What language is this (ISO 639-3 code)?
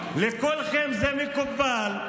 heb